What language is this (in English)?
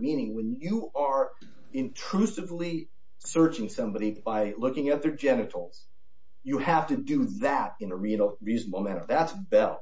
English